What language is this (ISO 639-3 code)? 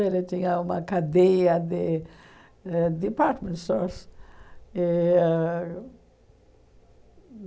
por